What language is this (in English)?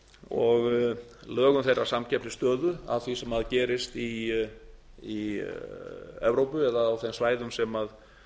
Icelandic